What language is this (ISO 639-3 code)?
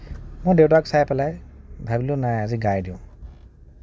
asm